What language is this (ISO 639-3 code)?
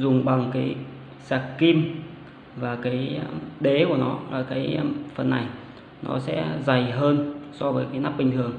vie